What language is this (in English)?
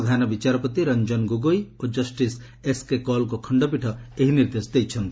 Odia